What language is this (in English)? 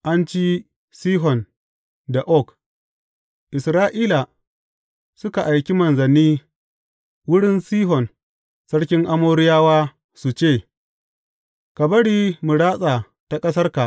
Hausa